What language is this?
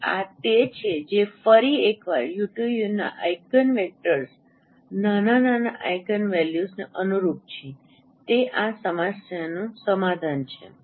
Gujarati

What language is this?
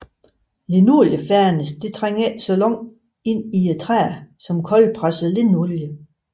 Danish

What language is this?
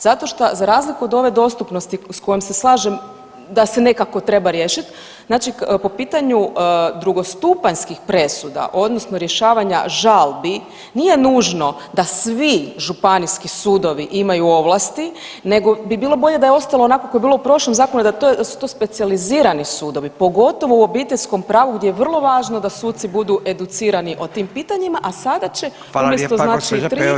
Croatian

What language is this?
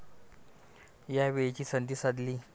Marathi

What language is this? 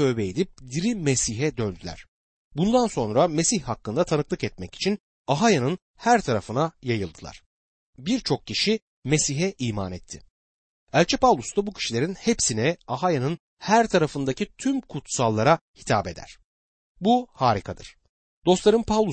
Turkish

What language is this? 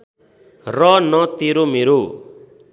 Nepali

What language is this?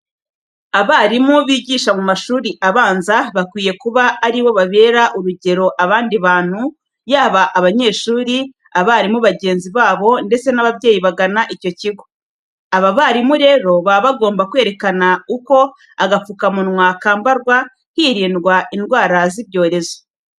Kinyarwanda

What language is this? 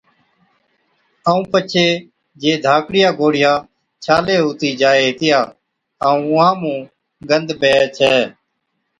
Od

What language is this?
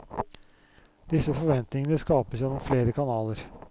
Norwegian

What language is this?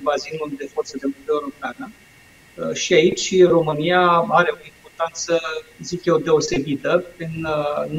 Romanian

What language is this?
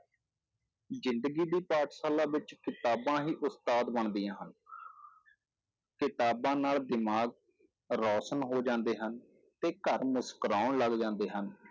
Punjabi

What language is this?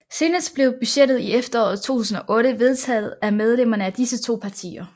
Danish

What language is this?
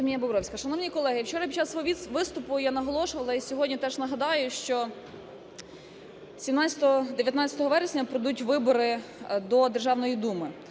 Ukrainian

